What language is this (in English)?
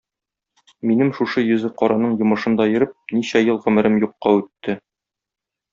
Tatar